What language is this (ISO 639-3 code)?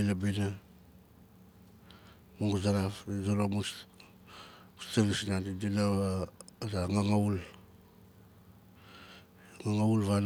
nal